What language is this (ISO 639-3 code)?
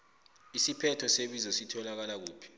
nbl